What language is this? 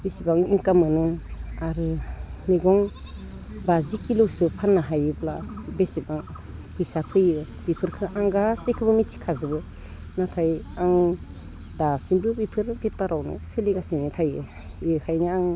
Bodo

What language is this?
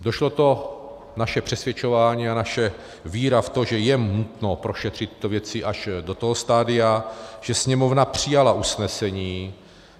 Czech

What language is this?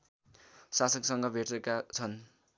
Nepali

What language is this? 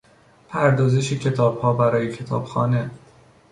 Persian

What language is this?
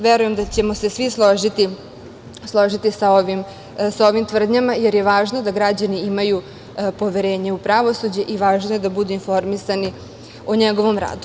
Serbian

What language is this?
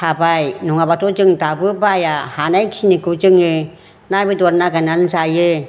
Bodo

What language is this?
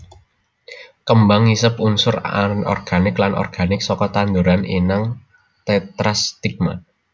Javanese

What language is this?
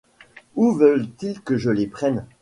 French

